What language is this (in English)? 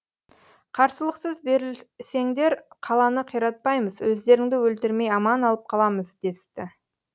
Kazakh